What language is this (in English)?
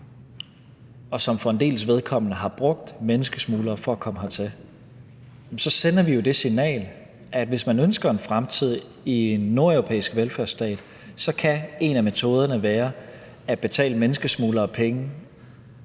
Danish